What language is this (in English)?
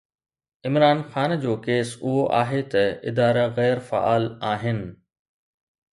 Sindhi